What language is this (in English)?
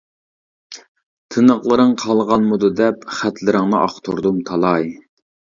Uyghur